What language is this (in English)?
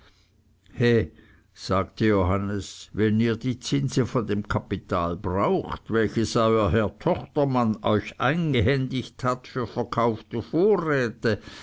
German